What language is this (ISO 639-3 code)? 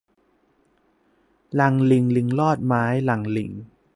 tha